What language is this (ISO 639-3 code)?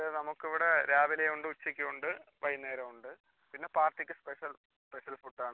mal